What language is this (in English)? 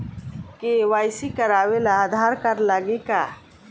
Bhojpuri